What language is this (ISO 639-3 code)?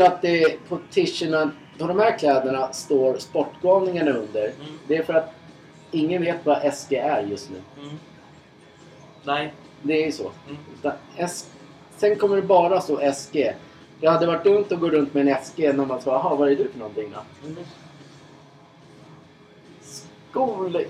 swe